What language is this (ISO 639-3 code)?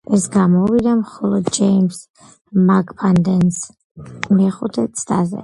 kat